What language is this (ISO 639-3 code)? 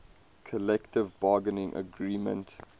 eng